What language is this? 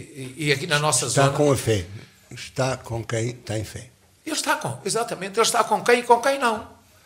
Portuguese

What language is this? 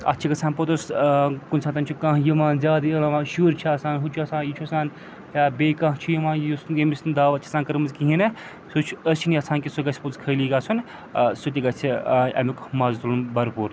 Kashmiri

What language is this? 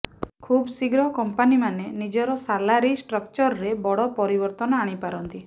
Odia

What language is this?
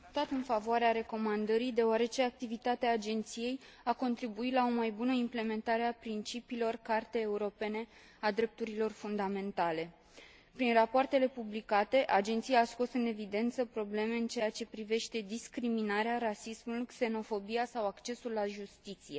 Romanian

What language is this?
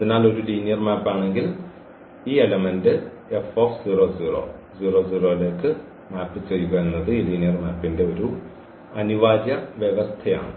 Malayalam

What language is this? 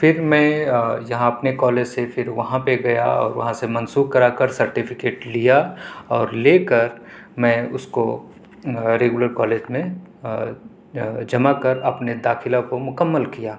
Urdu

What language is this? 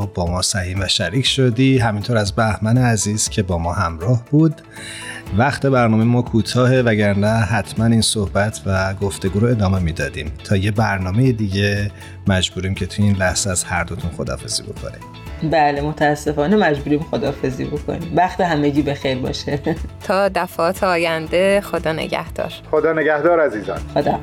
Persian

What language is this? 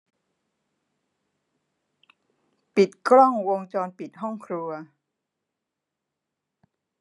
Thai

